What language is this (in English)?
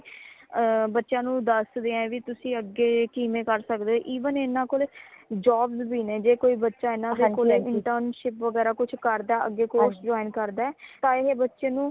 Punjabi